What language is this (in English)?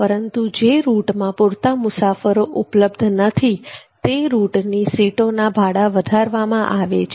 Gujarati